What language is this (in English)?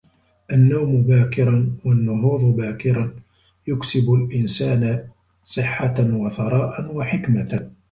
Arabic